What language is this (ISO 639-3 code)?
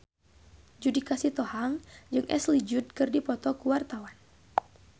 sun